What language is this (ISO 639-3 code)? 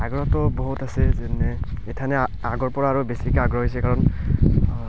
asm